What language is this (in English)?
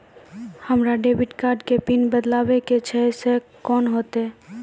Maithili